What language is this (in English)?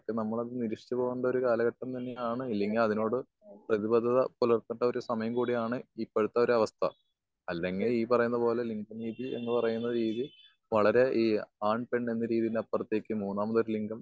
Malayalam